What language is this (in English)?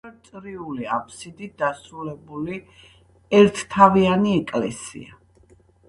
Georgian